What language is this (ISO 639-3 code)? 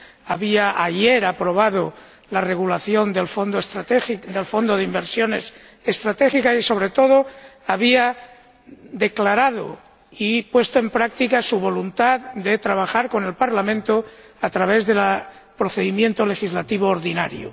spa